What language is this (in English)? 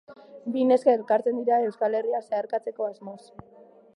Basque